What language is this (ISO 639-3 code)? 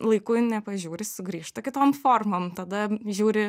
lit